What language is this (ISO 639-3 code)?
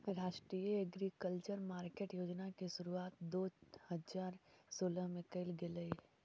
mag